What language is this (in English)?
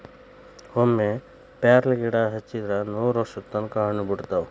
Kannada